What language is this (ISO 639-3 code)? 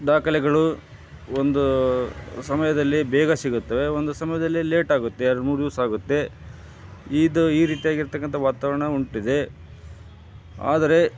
kan